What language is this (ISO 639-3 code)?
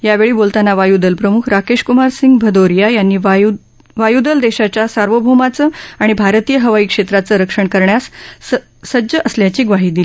mar